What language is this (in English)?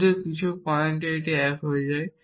Bangla